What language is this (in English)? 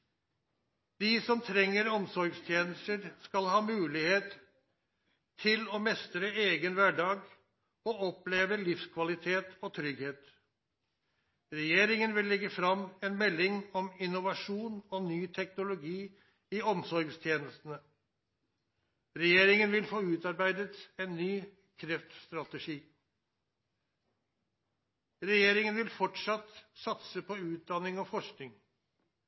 Norwegian Nynorsk